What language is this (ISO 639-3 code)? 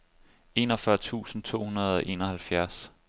dan